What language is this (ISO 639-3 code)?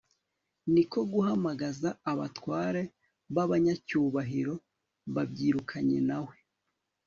kin